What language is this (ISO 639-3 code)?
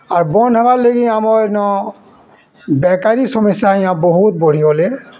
ori